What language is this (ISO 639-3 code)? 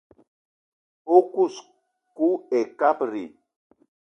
eto